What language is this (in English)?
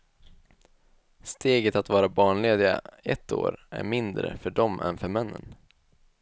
Swedish